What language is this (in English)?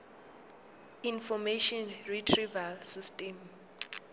Zulu